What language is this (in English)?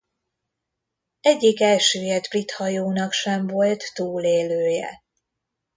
Hungarian